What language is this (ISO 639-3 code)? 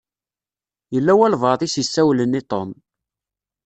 kab